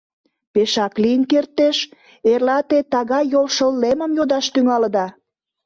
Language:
Mari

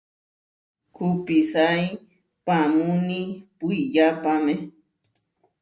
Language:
Huarijio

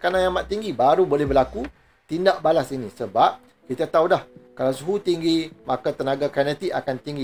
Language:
Malay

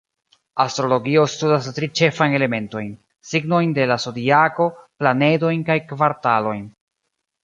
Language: Esperanto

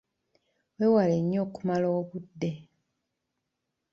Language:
Ganda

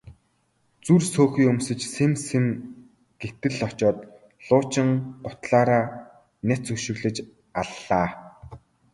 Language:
Mongolian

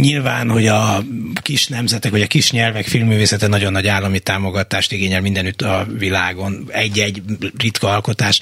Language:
Hungarian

